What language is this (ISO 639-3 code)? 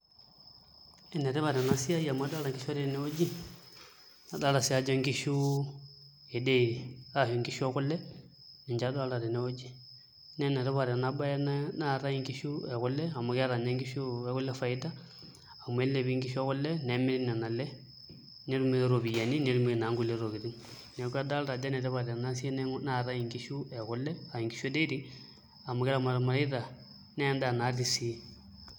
mas